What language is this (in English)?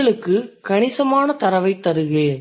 Tamil